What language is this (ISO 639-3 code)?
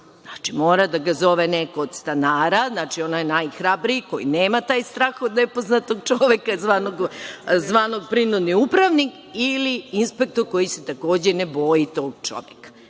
srp